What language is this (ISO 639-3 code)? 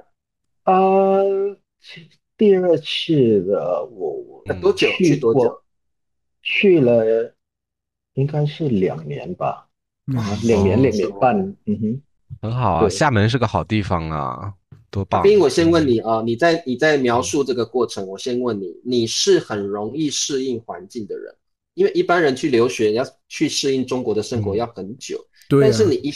zho